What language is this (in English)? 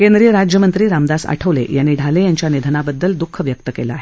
Marathi